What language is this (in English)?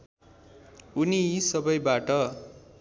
Nepali